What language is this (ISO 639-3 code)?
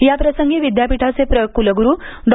mar